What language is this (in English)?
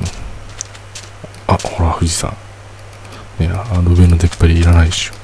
Japanese